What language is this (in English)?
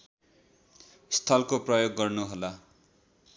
Nepali